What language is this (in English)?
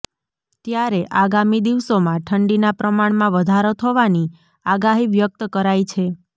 Gujarati